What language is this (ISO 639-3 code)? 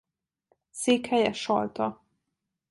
hun